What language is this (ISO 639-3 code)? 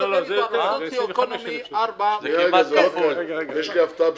heb